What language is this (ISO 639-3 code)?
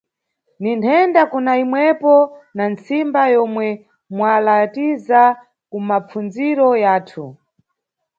nyu